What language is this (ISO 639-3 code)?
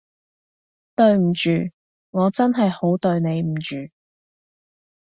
yue